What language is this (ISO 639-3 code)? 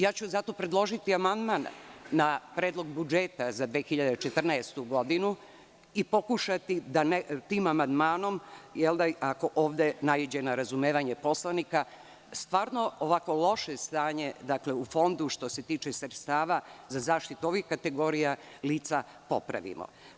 srp